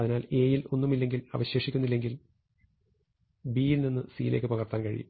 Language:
Malayalam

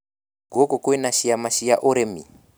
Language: Kikuyu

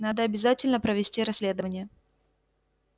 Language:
Russian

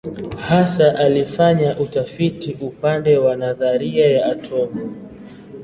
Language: Swahili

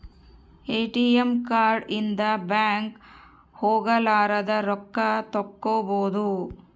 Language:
Kannada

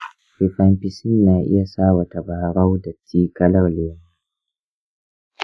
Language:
Hausa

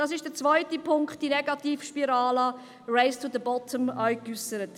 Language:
Swiss German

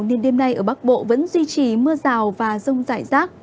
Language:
Vietnamese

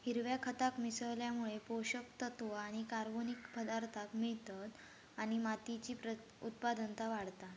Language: Marathi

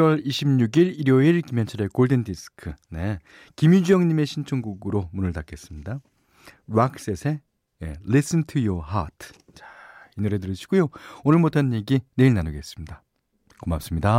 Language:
Korean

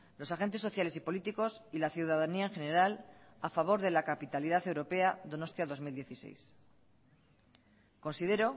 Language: Spanish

